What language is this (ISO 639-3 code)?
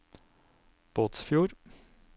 nor